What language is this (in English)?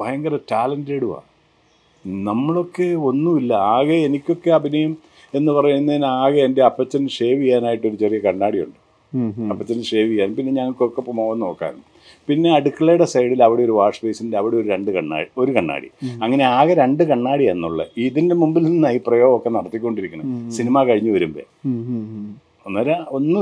Malayalam